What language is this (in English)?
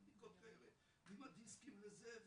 Hebrew